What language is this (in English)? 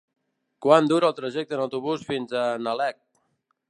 Catalan